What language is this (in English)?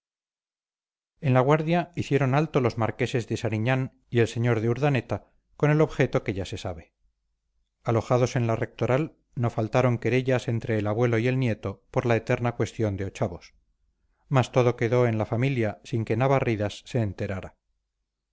Spanish